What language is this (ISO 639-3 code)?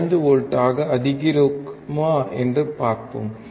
tam